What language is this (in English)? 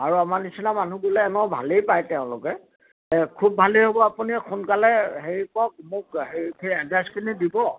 Assamese